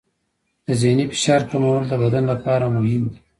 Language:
Pashto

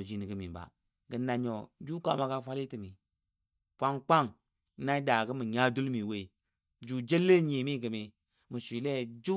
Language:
Dadiya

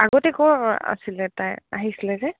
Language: Assamese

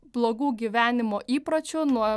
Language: Lithuanian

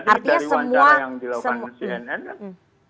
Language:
Indonesian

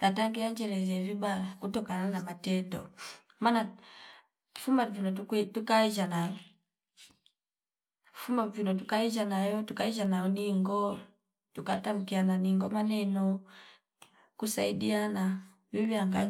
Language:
Fipa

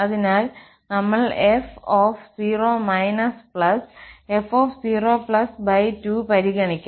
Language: Malayalam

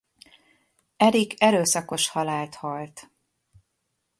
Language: Hungarian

